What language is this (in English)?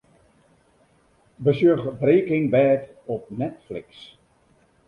Western Frisian